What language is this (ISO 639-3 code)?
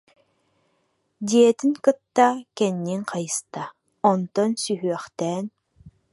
sah